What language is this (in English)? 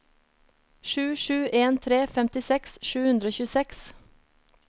Norwegian